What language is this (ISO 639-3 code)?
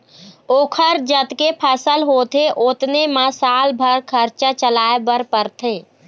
hne